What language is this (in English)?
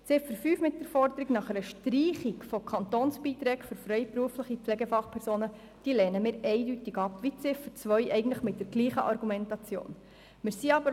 Swiss German